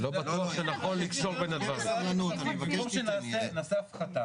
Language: Hebrew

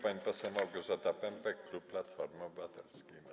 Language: Polish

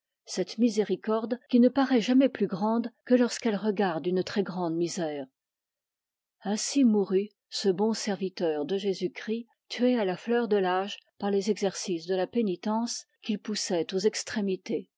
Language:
French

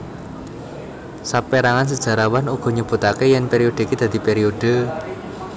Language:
Javanese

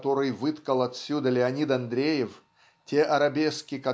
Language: Russian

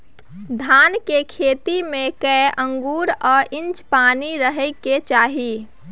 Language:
Maithili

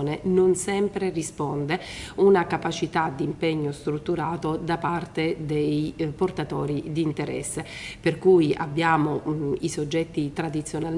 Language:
Italian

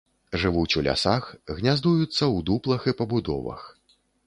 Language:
Belarusian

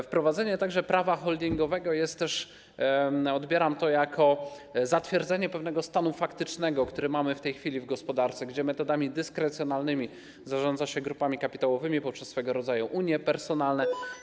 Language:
Polish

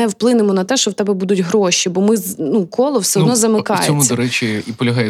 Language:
Ukrainian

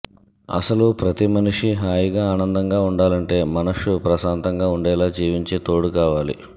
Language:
Telugu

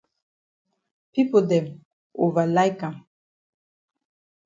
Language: Cameroon Pidgin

